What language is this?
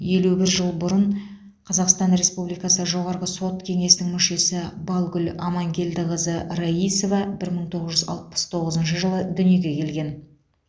Kazakh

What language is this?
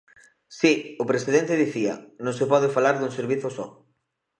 Galician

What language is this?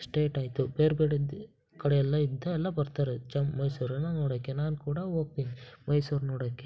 Kannada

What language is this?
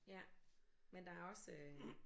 Danish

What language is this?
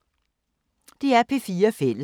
Danish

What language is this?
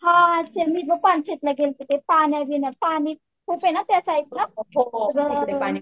Marathi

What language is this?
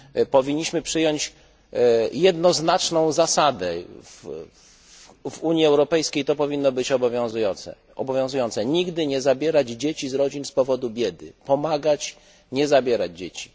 Polish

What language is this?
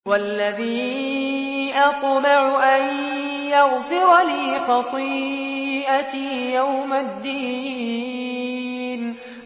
Arabic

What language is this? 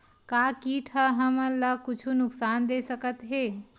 Chhattisgarhi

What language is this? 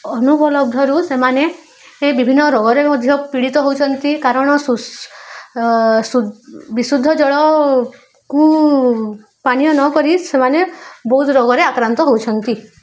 Odia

